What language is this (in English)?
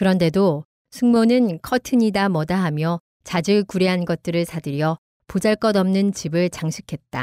Korean